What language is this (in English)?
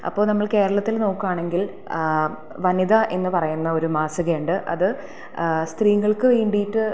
Malayalam